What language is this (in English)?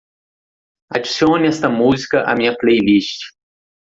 Portuguese